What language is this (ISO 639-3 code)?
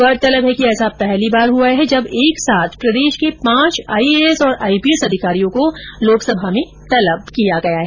hin